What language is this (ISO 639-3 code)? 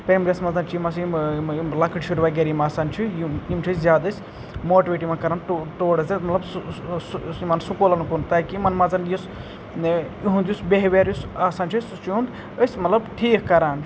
kas